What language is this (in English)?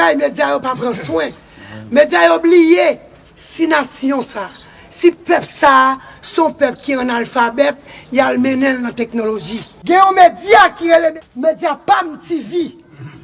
French